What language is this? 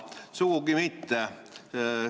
Estonian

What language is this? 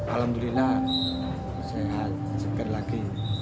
Indonesian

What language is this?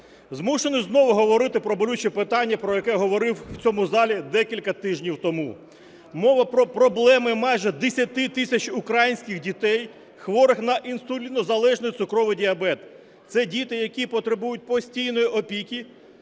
Ukrainian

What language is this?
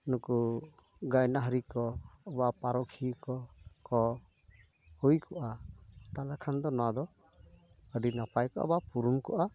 Santali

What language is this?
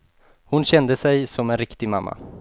Swedish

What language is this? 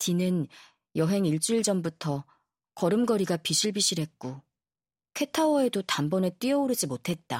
Korean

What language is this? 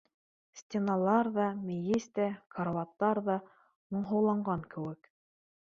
Bashkir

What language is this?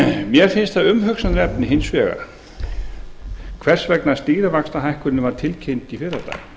Icelandic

